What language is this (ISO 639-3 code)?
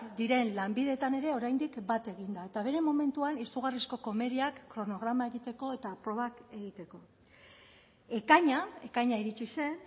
eus